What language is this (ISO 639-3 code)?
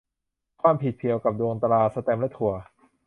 tha